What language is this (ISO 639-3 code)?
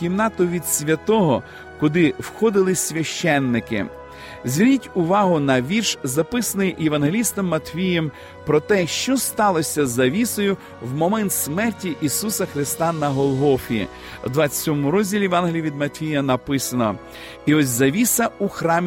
ukr